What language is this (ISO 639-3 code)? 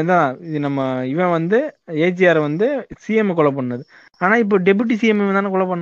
tam